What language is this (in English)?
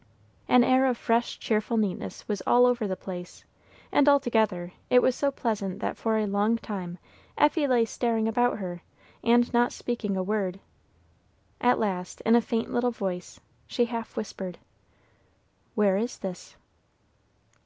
English